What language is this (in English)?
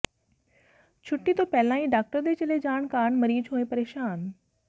Punjabi